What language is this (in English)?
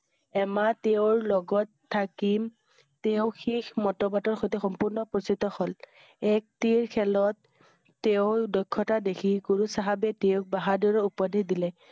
Assamese